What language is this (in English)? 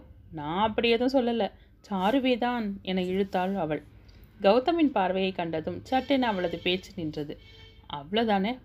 Tamil